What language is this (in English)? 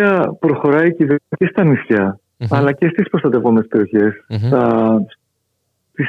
Greek